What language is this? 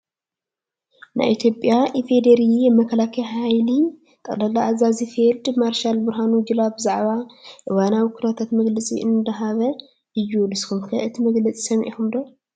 Tigrinya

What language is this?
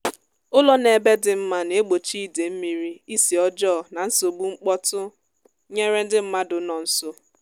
Igbo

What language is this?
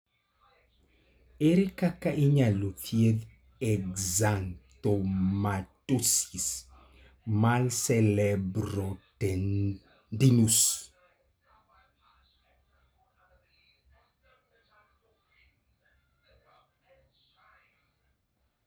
Luo (Kenya and Tanzania)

